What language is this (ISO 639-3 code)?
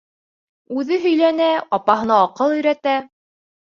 bak